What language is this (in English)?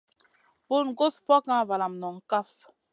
Masana